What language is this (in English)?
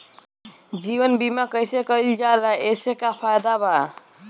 Bhojpuri